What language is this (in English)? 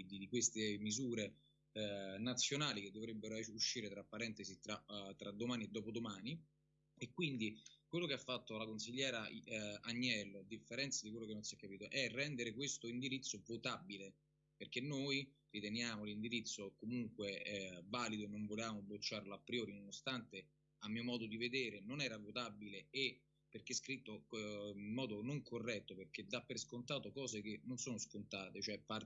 Italian